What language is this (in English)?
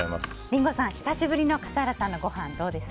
Japanese